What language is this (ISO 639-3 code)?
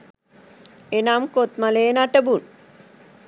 sin